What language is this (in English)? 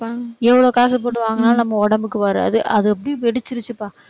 Tamil